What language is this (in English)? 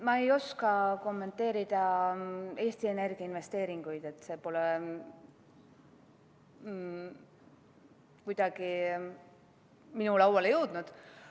Estonian